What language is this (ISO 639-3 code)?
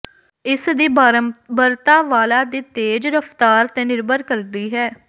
pan